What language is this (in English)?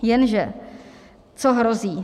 Czech